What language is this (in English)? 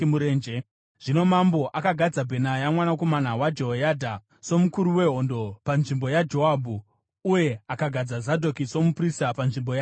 Shona